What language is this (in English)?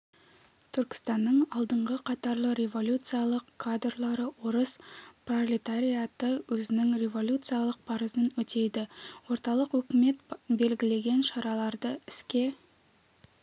Kazakh